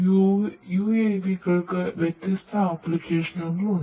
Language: Malayalam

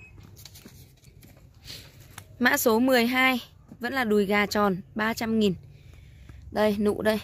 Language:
Vietnamese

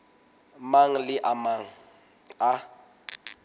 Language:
Southern Sotho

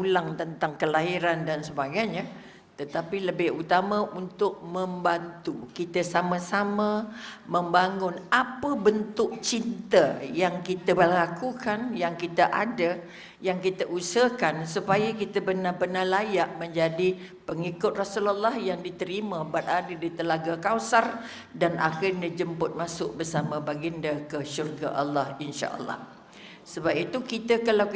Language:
Malay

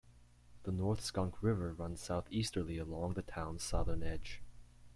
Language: English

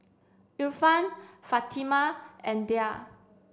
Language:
English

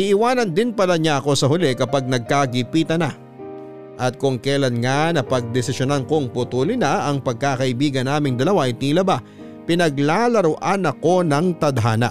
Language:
Filipino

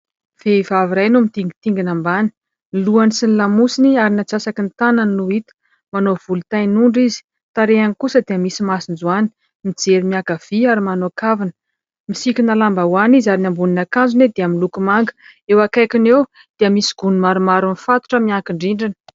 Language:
Malagasy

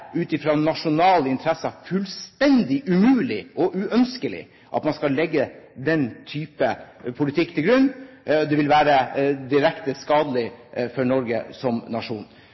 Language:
Norwegian Bokmål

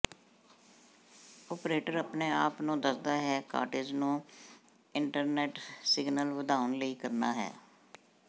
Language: Punjabi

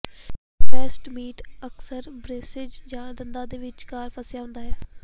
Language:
Punjabi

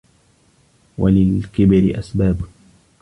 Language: Arabic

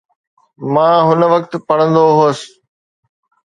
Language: Sindhi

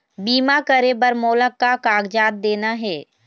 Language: Chhattisgarhi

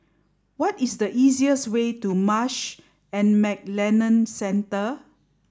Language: English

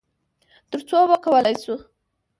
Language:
Pashto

